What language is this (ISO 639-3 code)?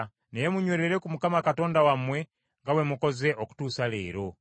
lug